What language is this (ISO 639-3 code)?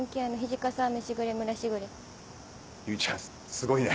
jpn